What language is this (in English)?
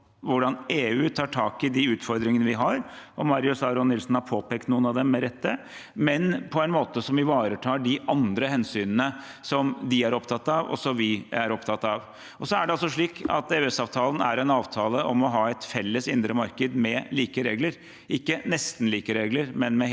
Norwegian